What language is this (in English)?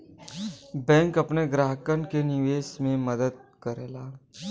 Bhojpuri